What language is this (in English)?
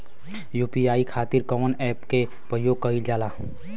Bhojpuri